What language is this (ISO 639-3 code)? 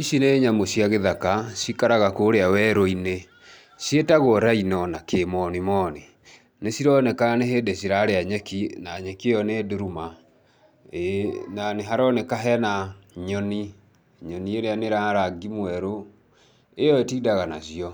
kik